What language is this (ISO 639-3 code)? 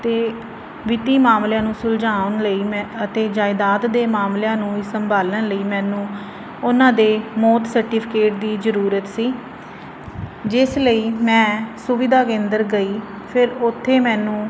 pan